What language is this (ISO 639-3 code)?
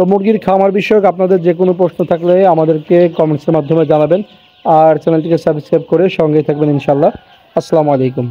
ron